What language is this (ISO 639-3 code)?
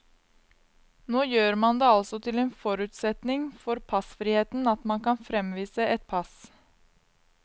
nor